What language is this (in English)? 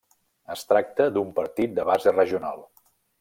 Catalan